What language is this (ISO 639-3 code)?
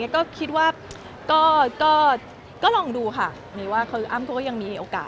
tha